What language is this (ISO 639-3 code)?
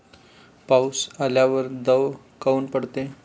mar